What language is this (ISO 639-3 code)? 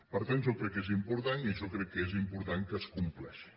cat